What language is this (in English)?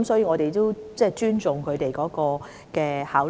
Cantonese